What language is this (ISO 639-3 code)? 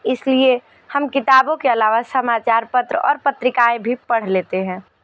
hin